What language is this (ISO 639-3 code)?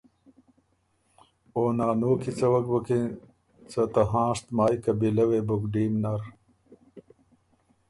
oru